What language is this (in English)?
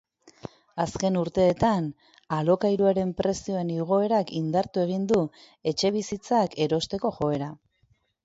Basque